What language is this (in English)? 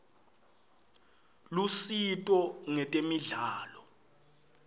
Swati